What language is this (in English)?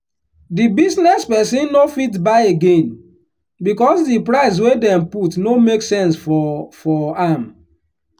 Nigerian Pidgin